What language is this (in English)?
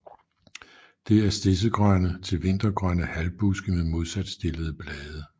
Danish